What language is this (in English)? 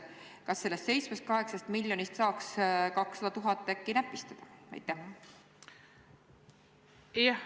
Estonian